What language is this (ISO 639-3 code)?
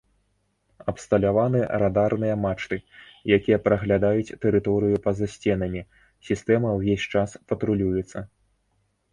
bel